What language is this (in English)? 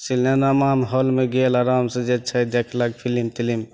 Maithili